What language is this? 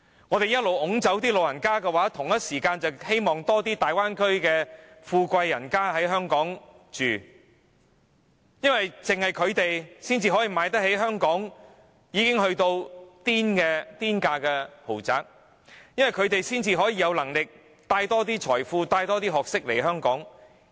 Cantonese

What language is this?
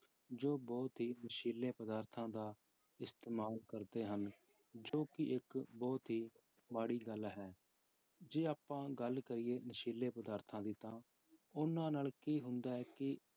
Punjabi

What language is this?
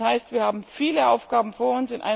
German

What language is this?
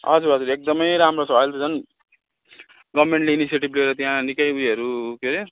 Nepali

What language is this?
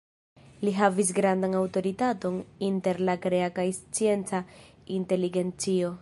Esperanto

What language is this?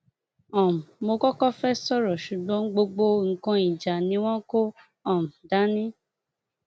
Yoruba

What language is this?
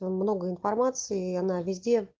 Russian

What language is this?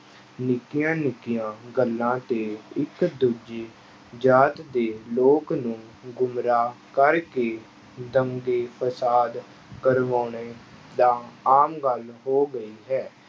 Punjabi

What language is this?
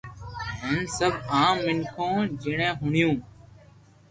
Loarki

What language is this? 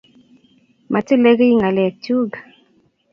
Kalenjin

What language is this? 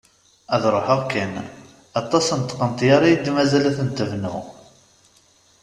Kabyle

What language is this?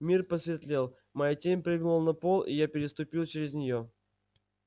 Russian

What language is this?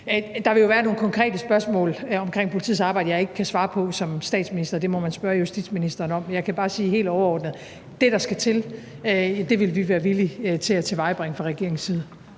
Danish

